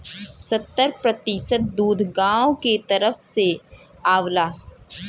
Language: Bhojpuri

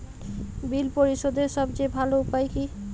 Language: Bangla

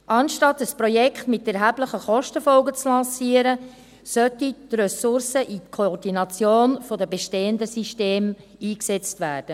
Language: Swiss German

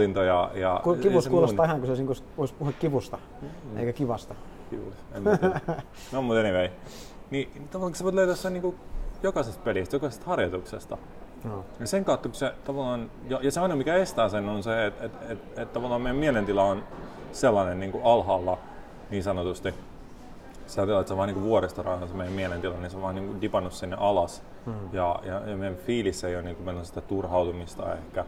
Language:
Finnish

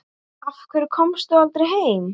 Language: Icelandic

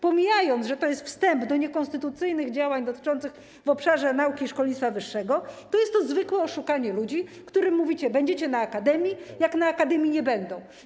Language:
Polish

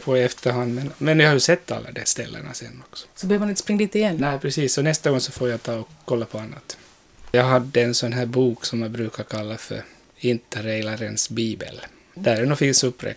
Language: Swedish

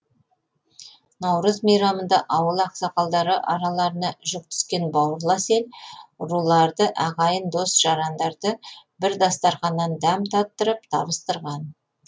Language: Kazakh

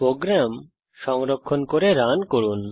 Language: Bangla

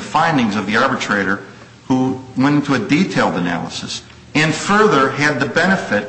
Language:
English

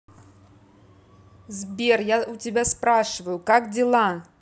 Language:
Russian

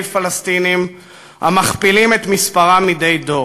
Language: Hebrew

